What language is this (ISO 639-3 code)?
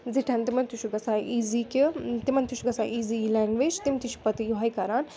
kas